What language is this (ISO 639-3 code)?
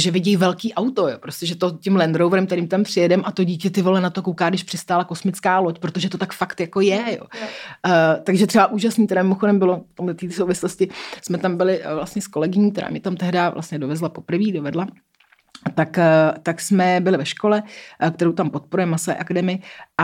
ces